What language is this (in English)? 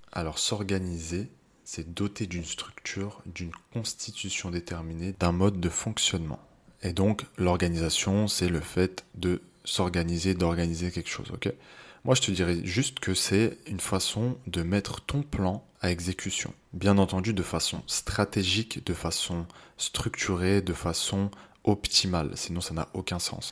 French